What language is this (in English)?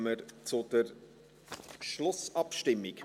Swiss German